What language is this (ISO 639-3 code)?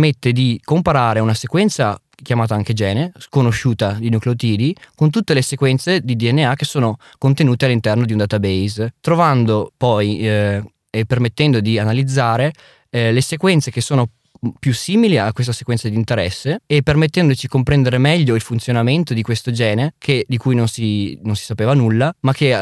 ita